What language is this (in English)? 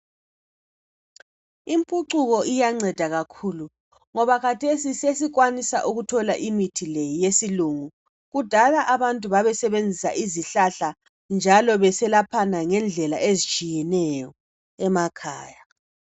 North Ndebele